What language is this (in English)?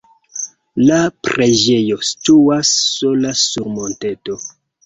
Esperanto